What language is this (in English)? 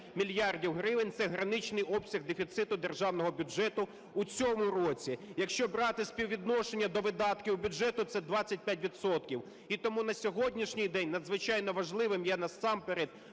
Ukrainian